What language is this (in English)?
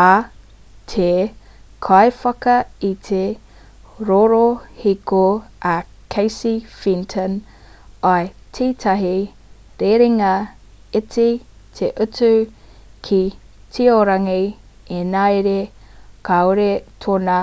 Māori